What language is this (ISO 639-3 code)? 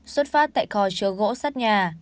vie